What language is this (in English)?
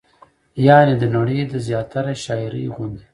Pashto